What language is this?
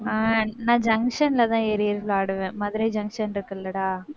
Tamil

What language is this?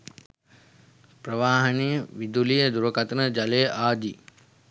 Sinhala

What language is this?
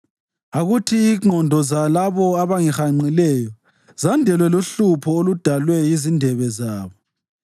North Ndebele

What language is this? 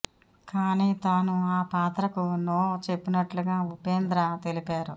Telugu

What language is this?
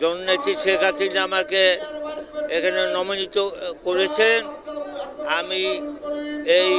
Bangla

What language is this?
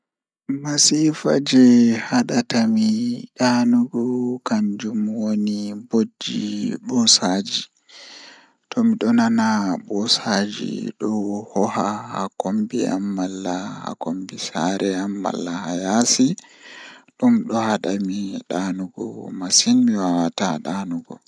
Fula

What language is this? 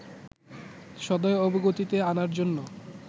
Bangla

